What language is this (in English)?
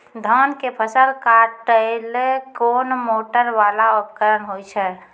Maithili